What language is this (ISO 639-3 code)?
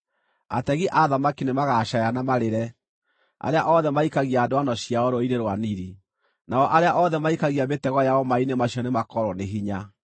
kik